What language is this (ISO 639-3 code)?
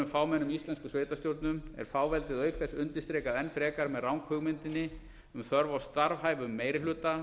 isl